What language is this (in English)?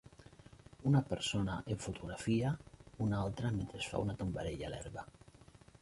Catalan